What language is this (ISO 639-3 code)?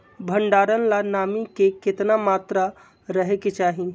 mag